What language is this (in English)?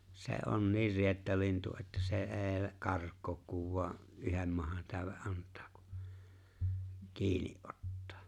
Finnish